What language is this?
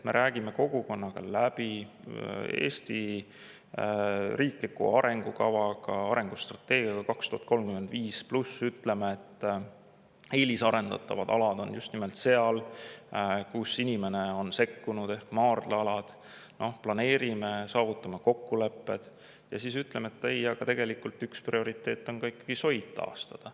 Estonian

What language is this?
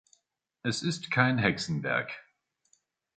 German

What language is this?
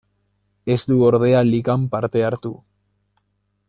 Basque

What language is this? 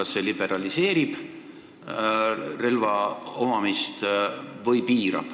Estonian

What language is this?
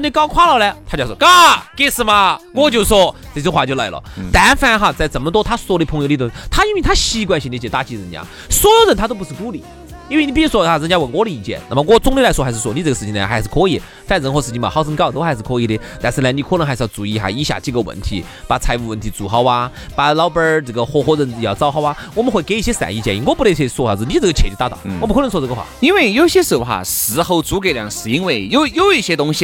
Chinese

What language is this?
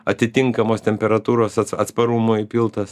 Lithuanian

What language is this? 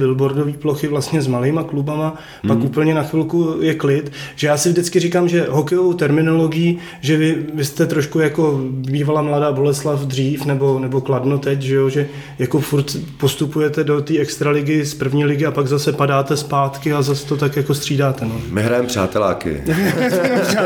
Czech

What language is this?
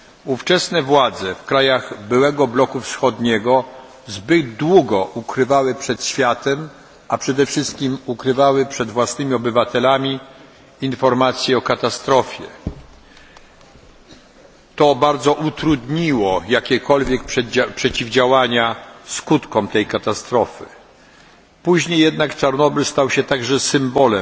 Polish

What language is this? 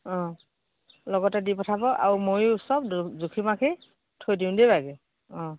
Assamese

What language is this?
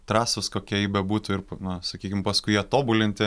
Lithuanian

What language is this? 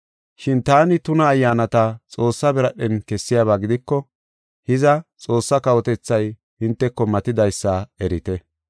Gofa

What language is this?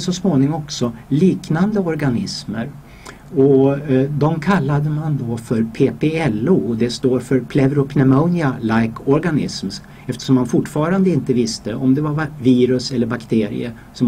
Swedish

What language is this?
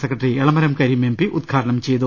Malayalam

